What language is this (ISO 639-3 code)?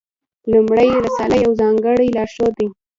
pus